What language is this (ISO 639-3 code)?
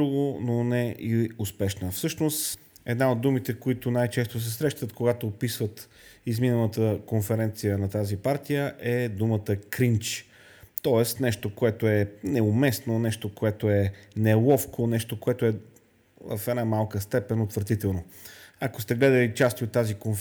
bul